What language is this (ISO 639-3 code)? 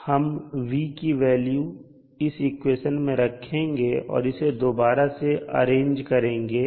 hin